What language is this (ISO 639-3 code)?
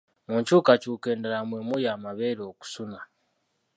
lug